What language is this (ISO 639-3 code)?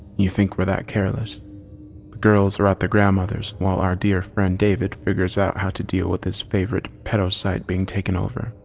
eng